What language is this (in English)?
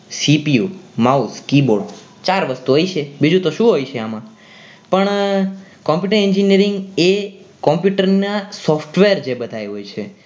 Gujarati